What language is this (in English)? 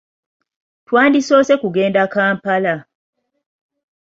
Ganda